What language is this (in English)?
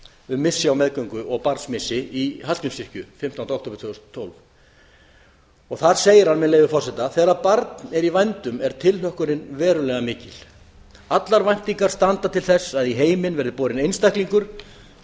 Icelandic